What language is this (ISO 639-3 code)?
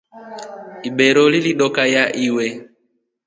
rof